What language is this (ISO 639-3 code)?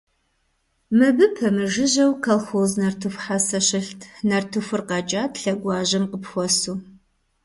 kbd